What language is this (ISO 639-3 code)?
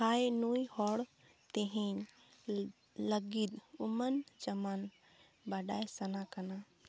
sat